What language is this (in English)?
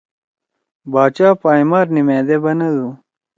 Torwali